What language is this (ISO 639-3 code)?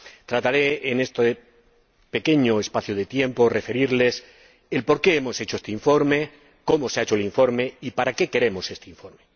spa